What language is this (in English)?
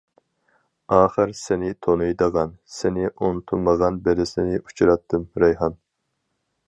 Uyghur